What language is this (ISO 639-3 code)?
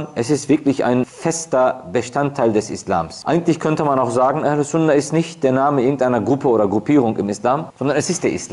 deu